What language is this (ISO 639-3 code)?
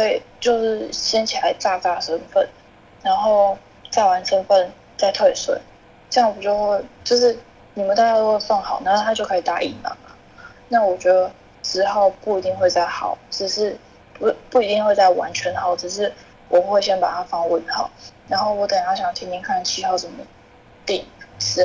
zho